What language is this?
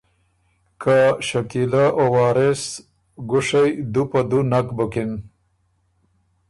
Ormuri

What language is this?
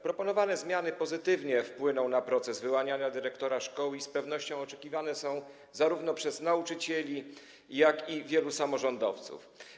Polish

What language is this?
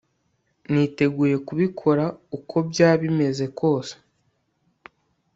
Kinyarwanda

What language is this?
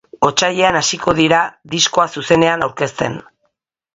Basque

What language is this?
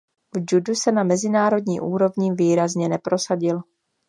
Czech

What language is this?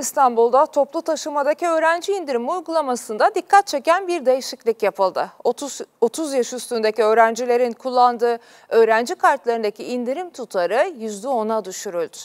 Turkish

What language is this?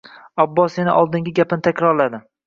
Uzbek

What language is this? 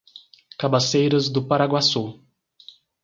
Portuguese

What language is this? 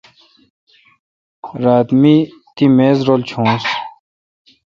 Kalkoti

